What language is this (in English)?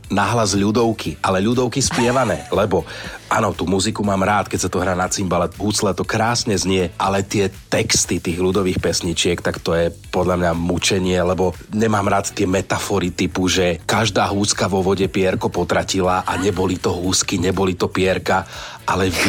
Slovak